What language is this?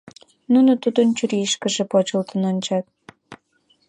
Mari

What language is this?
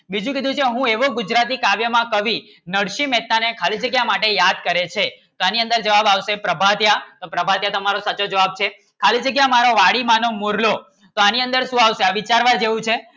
Gujarati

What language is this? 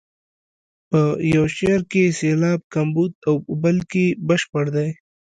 Pashto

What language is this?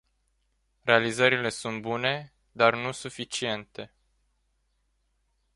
Romanian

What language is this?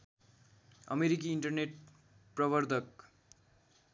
Nepali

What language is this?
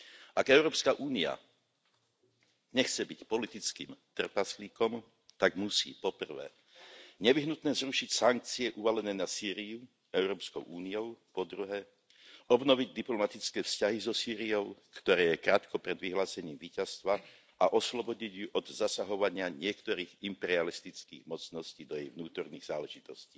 Slovak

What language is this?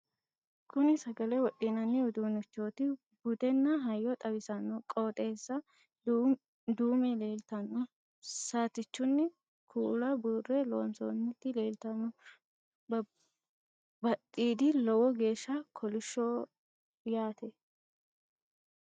Sidamo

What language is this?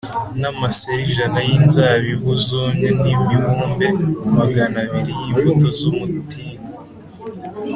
Kinyarwanda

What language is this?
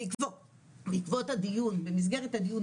Hebrew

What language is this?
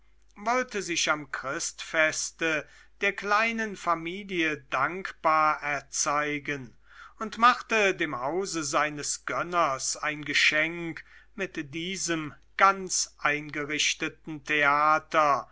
German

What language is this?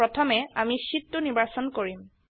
Assamese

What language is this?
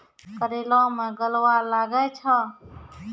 Maithili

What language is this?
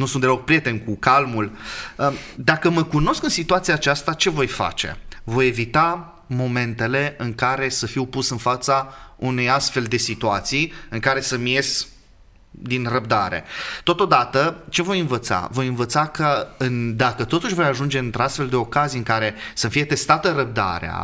Romanian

